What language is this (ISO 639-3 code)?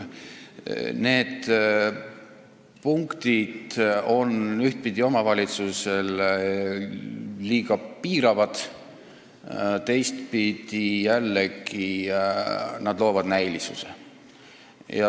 est